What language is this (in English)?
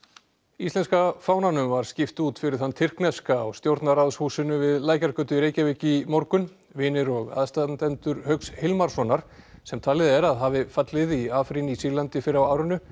Icelandic